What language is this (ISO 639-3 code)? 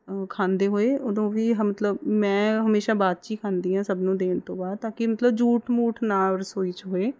pan